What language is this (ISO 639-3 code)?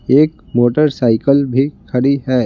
hin